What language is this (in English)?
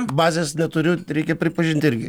Lithuanian